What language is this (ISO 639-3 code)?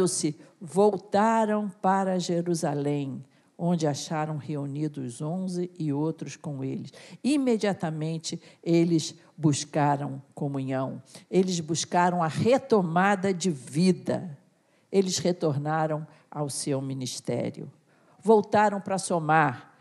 por